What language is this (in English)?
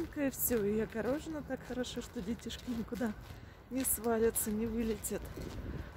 Russian